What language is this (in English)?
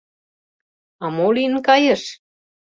Mari